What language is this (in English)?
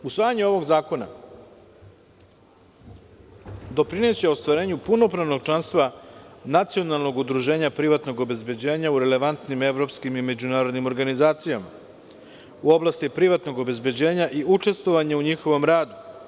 Serbian